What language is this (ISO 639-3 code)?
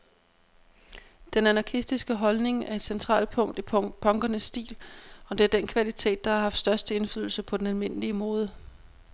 dan